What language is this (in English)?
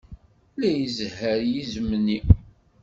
Kabyle